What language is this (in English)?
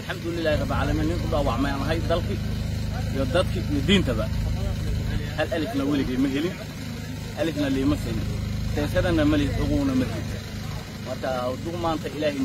Arabic